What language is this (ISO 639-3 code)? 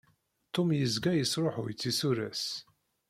kab